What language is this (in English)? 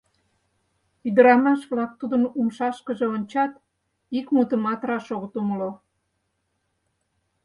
Mari